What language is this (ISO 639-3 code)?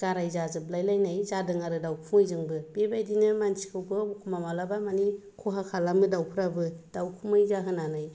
brx